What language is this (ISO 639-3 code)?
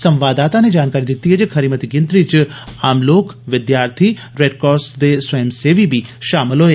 doi